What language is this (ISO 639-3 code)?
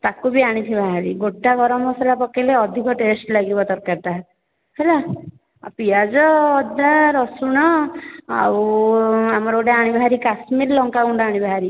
ori